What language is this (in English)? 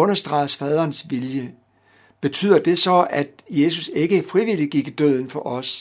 Danish